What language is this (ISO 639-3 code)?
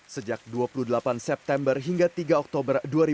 ind